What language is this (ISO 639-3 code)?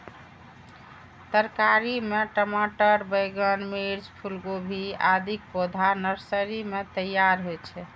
mai